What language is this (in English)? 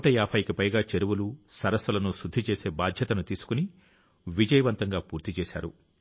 Telugu